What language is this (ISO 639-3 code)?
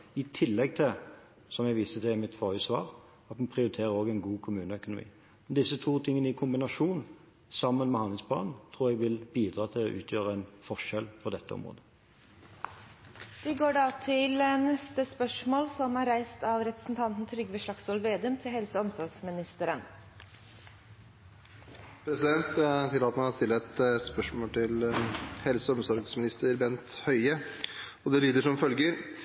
nor